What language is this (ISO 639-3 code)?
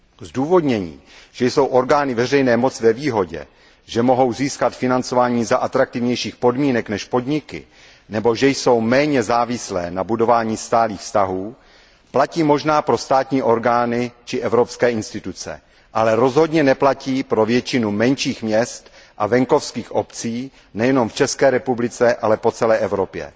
ces